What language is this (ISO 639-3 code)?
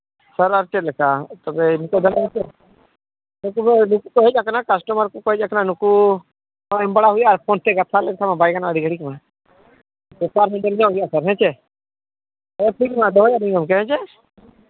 sat